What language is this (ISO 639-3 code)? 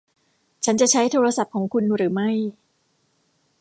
tha